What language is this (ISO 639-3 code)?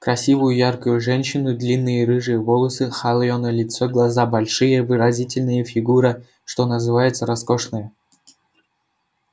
rus